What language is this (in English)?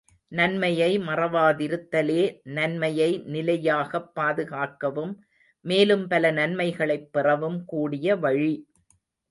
Tamil